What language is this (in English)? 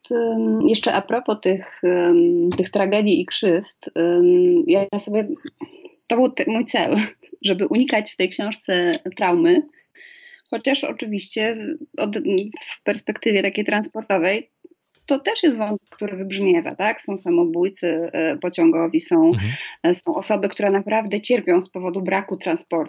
Polish